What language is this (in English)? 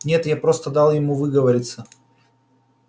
Russian